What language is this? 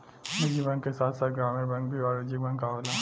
Bhojpuri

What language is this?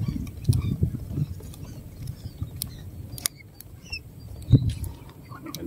Filipino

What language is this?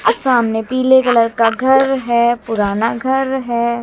Hindi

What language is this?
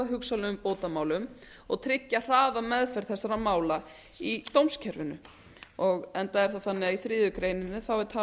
Icelandic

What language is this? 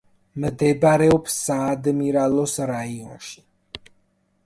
Georgian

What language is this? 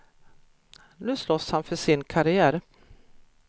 Swedish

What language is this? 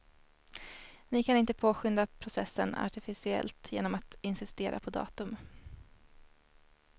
Swedish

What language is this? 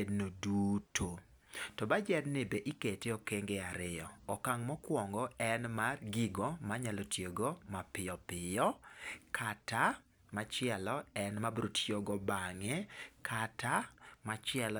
Luo (Kenya and Tanzania)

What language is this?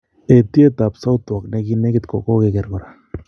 Kalenjin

